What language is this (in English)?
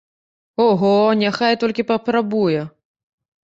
Belarusian